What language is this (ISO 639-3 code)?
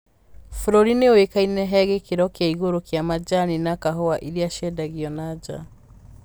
kik